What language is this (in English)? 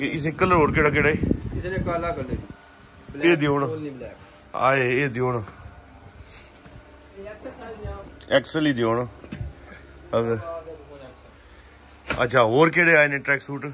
Punjabi